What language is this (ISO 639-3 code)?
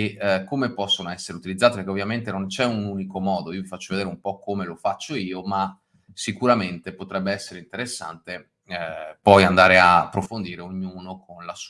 ita